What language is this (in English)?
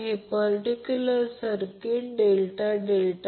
Marathi